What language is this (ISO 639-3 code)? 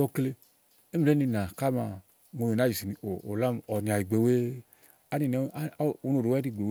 ahl